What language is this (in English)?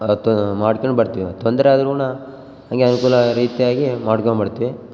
Kannada